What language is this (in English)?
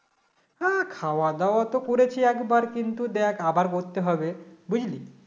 Bangla